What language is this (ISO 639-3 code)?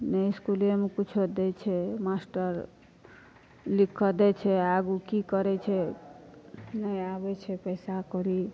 mai